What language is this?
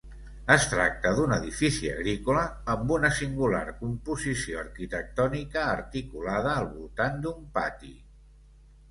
Catalan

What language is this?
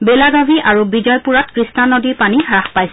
Assamese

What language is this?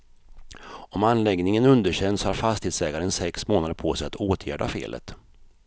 Swedish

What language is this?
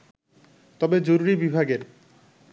Bangla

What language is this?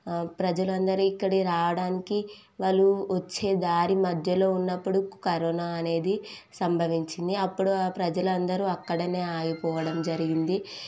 Telugu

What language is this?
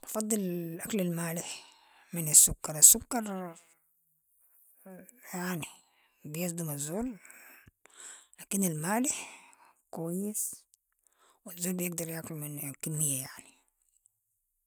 Sudanese Arabic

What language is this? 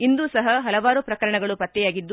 Kannada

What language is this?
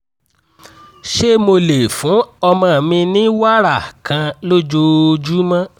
Yoruba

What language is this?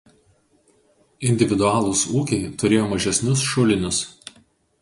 Lithuanian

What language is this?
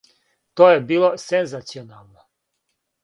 Serbian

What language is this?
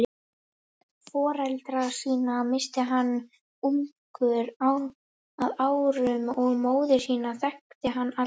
Icelandic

